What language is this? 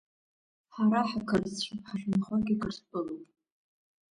Abkhazian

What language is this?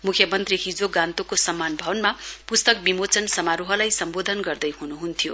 Nepali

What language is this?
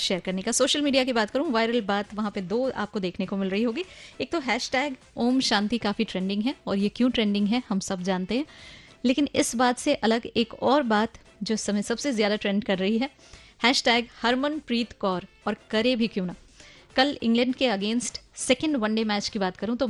Hindi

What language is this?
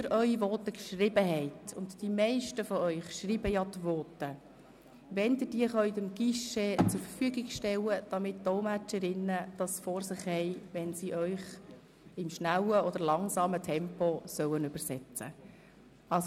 Swiss German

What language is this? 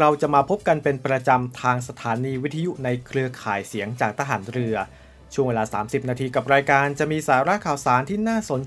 Thai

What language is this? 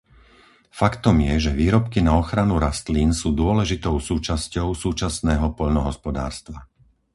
Slovak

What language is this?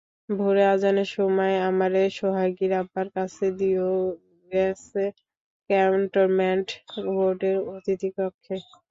Bangla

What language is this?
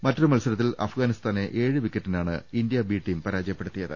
Malayalam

